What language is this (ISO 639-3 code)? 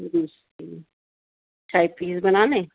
urd